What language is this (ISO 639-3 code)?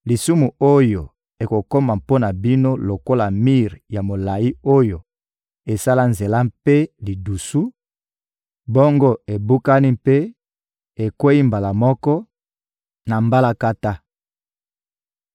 lin